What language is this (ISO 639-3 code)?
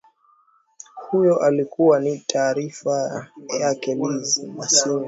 swa